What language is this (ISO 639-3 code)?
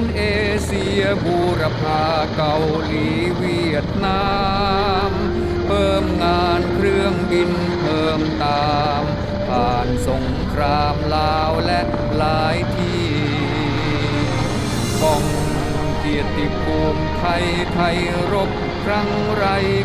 tha